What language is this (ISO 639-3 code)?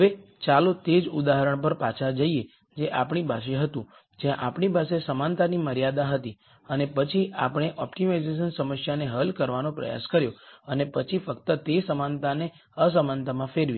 guj